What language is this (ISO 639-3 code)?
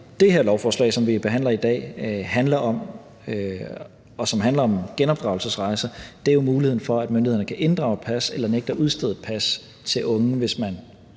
dan